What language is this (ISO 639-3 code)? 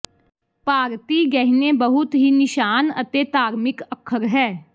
pan